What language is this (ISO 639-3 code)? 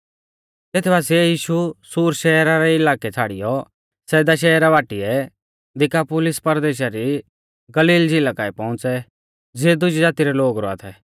bfz